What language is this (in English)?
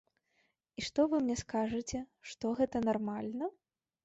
Belarusian